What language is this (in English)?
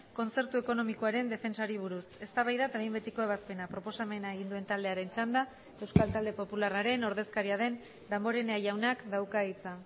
Basque